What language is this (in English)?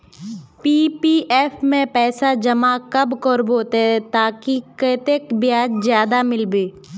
Magahi